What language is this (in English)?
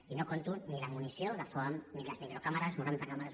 Catalan